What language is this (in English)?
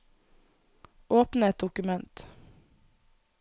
Norwegian